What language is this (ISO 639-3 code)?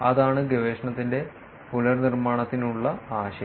mal